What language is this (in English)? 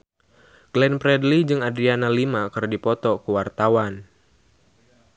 Sundanese